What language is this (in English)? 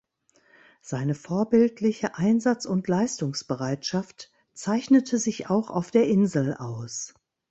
German